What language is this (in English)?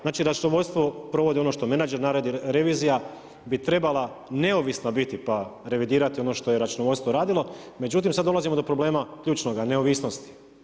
Croatian